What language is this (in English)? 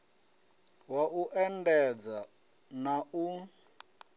Venda